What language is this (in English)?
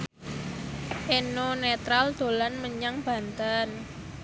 Javanese